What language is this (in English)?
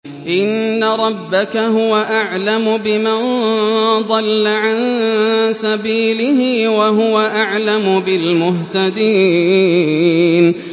Arabic